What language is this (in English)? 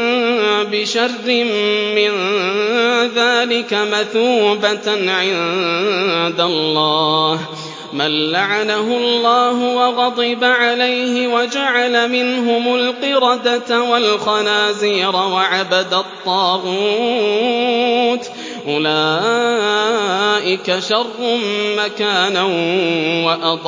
Arabic